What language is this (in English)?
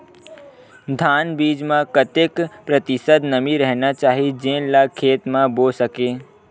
Chhattisgarhi